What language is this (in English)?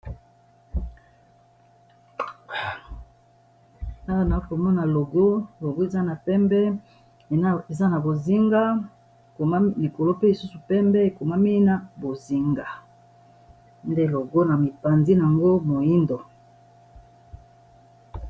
Lingala